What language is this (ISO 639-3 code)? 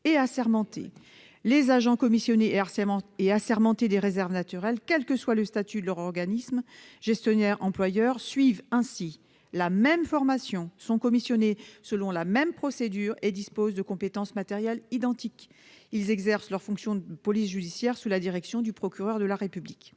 fra